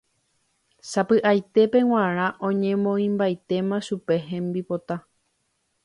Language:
Guarani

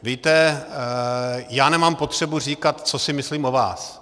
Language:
Czech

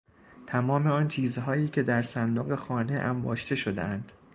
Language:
Persian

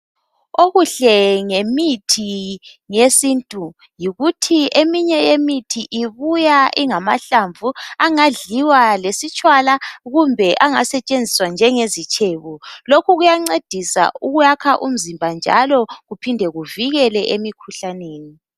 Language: North Ndebele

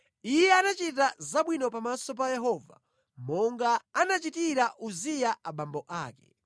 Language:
Nyanja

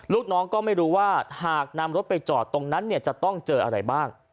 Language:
Thai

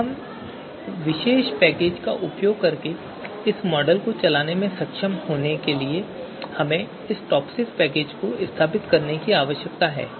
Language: Hindi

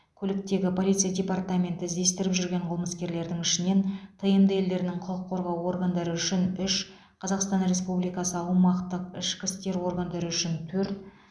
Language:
Kazakh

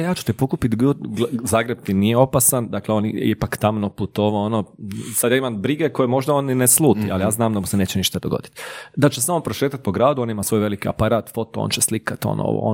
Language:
Croatian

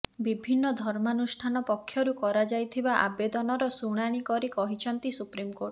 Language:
Odia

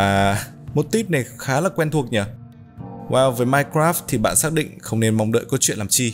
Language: Vietnamese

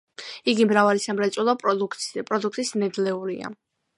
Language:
Georgian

